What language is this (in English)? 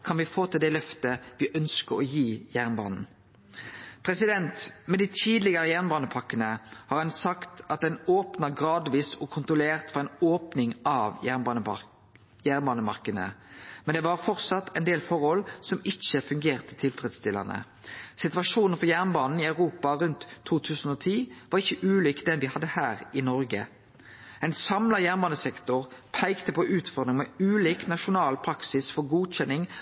Norwegian Nynorsk